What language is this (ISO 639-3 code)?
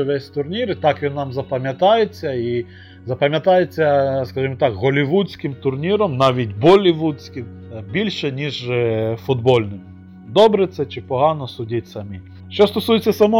ukr